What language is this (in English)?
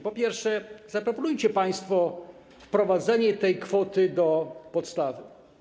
Polish